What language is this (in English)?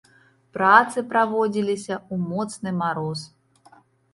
Belarusian